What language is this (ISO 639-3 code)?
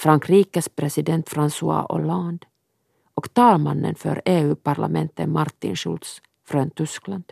swe